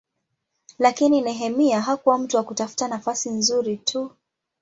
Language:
Swahili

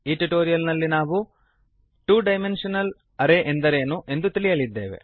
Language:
Kannada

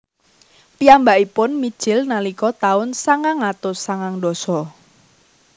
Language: Javanese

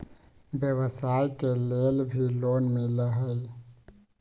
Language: Magahi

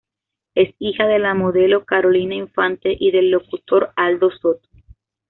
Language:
Spanish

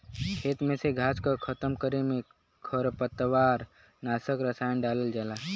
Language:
Bhojpuri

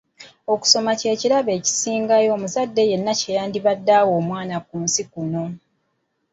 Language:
Ganda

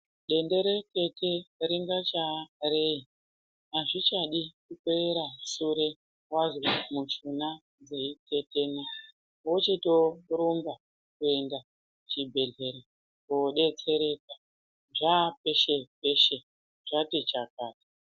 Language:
Ndau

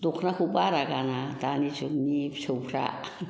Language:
Bodo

